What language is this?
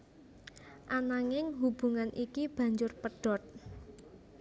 Javanese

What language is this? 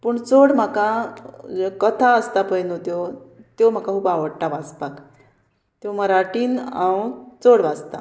Konkani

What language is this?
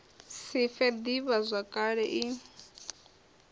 Venda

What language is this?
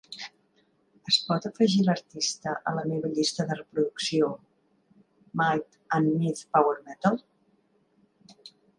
Catalan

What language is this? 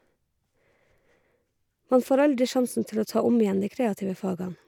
Norwegian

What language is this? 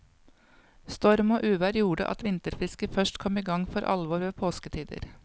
Norwegian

